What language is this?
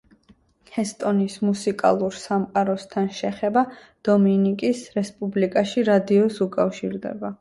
Georgian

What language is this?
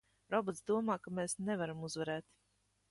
Latvian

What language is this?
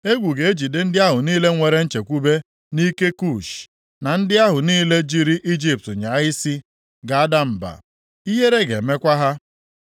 Igbo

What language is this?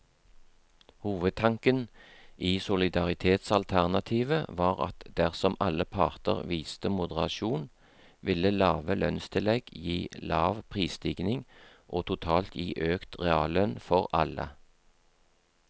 Norwegian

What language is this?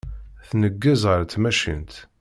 Kabyle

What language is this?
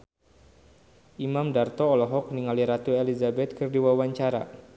Sundanese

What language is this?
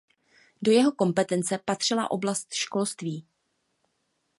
Czech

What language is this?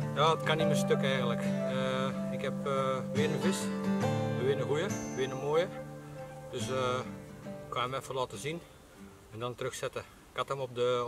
Dutch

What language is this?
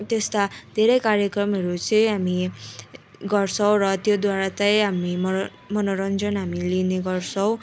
Nepali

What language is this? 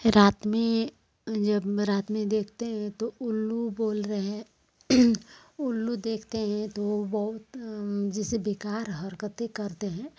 Hindi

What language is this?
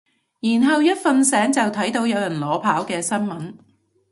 Cantonese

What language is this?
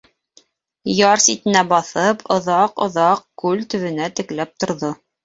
Bashkir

